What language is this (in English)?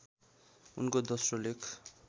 Nepali